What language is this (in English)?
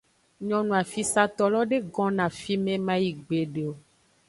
Aja (Benin)